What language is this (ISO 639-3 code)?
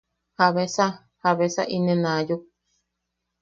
yaq